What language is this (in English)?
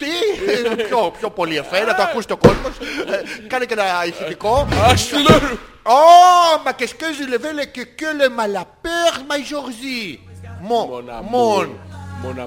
Greek